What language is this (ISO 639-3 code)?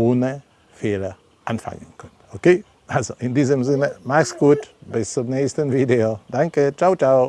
deu